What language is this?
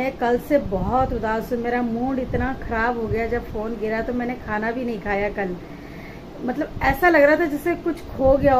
Hindi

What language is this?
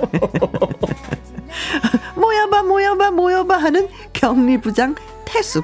Korean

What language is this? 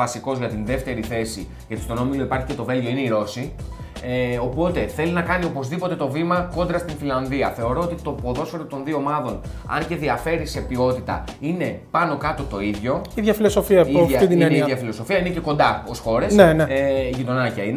Greek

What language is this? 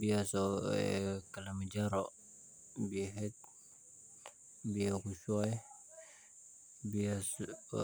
Somali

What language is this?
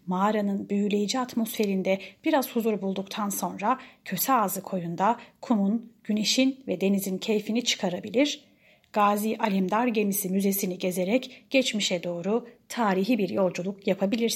Turkish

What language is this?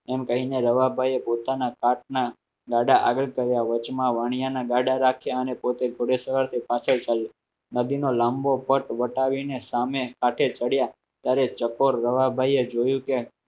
Gujarati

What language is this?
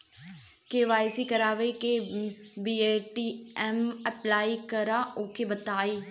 Bhojpuri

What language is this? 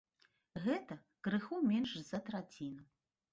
Belarusian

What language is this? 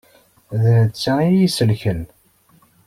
Kabyle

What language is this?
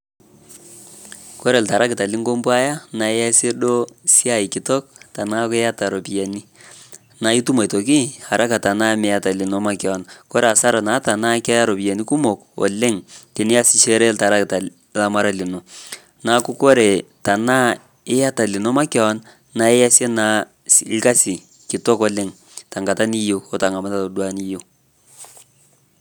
Masai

